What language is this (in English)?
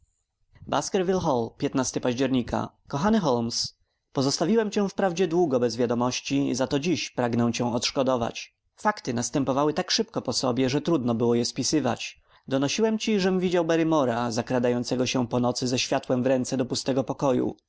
Polish